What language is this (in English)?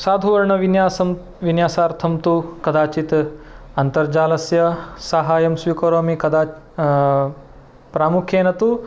Sanskrit